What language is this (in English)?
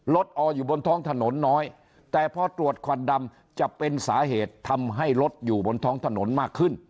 Thai